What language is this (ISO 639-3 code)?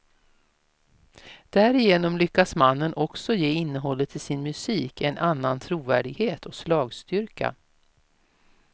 swe